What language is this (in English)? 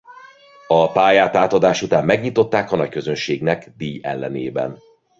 Hungarian